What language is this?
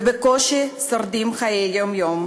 Hebrew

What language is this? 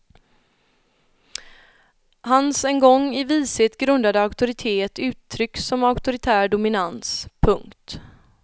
Swedish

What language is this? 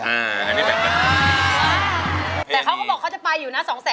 Thai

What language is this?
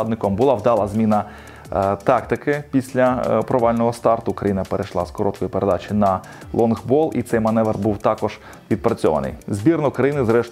Ukrainian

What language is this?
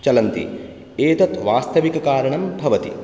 Sanskrit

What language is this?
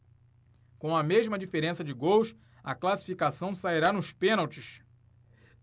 Portuguese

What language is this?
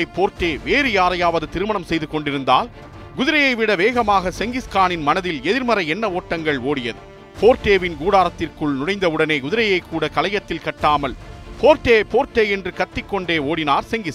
Tamil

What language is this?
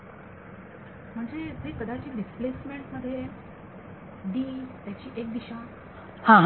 Marathi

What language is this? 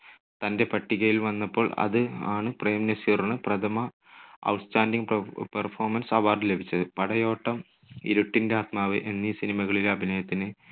Malayalam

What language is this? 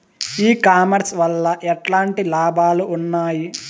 Telugu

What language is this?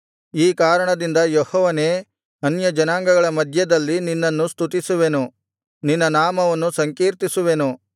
Kannada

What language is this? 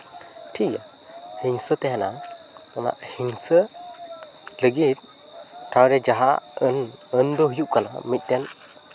Santali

